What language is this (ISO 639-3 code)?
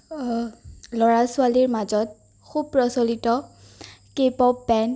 asm